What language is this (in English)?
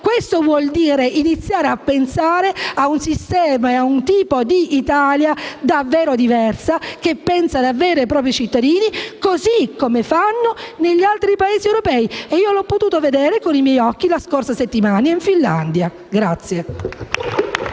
Italian